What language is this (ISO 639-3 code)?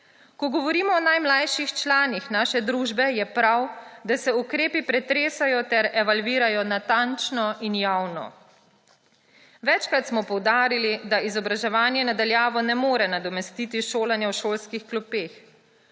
slv